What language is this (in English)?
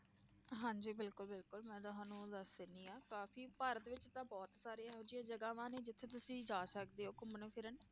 Punjabi